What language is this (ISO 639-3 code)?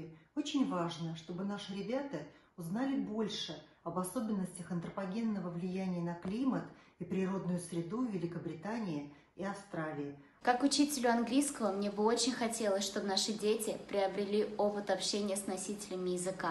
rus